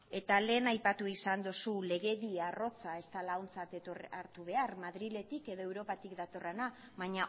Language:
Basque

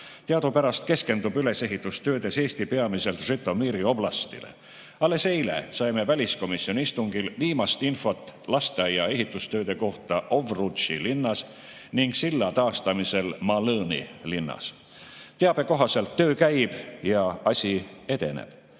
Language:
Estonian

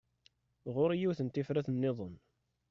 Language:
Kabyle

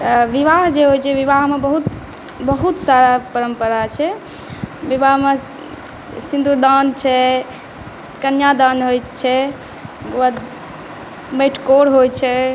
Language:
Maithili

